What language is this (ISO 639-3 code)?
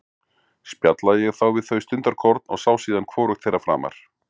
isl